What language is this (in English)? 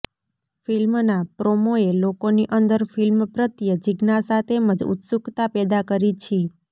Gujarati